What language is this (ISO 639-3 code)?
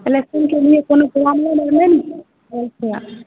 mai